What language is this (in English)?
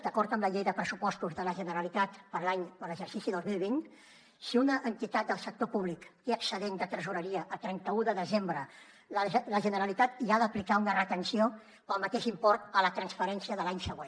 Catalan